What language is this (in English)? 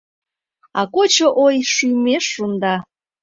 Mari